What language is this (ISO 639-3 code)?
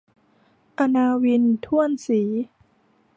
tha